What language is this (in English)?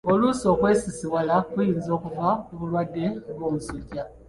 Ganda